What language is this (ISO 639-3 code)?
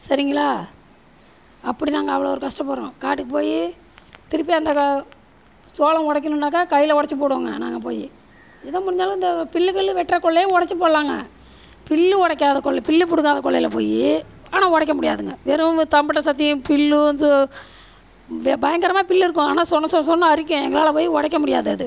tam